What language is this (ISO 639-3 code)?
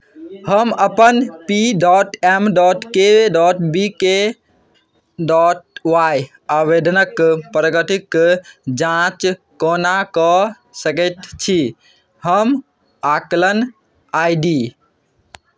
mai